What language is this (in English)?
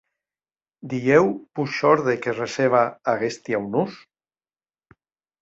Occitan